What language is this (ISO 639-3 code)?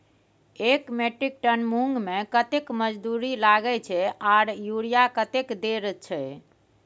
mai